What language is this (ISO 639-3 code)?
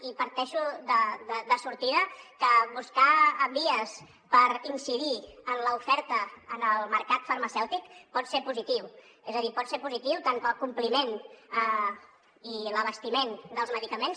cat